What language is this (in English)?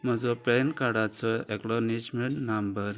Konkani